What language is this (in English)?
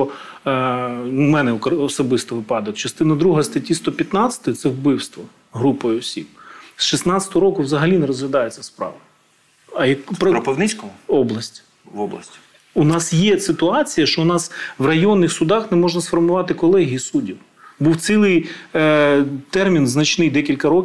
Ukrainian